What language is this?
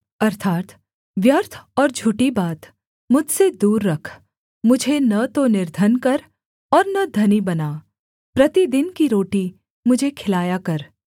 Hindi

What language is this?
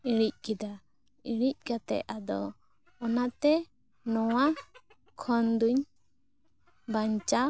Santali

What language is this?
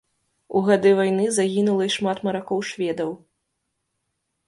Belarusian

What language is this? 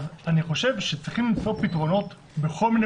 Hebrew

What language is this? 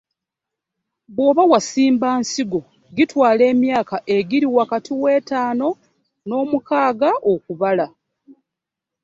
Ganda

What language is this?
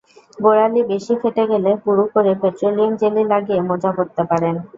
Bangla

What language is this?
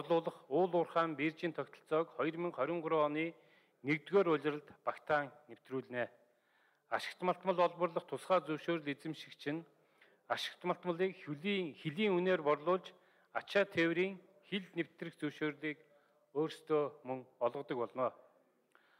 Turkish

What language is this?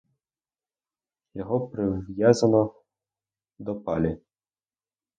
Ukrainian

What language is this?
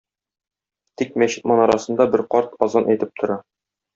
Tatar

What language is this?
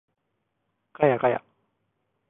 Japanese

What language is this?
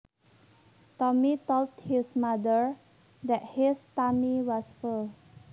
Javanese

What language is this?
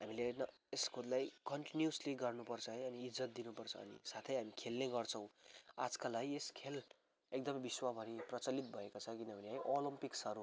Nepali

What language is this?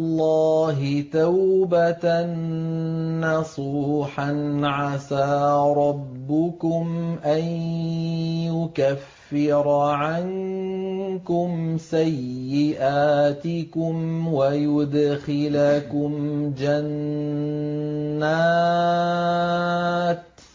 Arabic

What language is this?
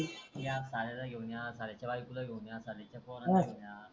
Marathi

